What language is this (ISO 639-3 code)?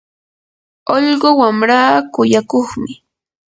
qur